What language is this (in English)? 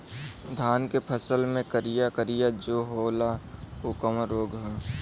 Bhojpuri